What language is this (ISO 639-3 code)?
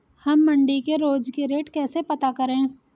hin